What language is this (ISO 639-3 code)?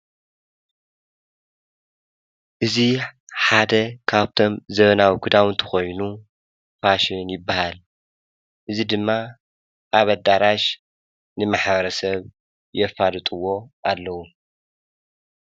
tir